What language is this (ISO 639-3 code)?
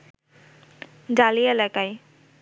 ben